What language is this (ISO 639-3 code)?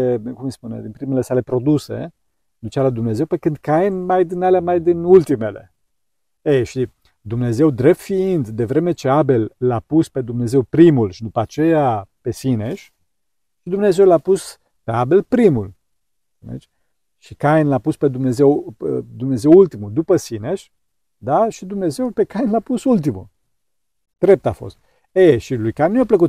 ron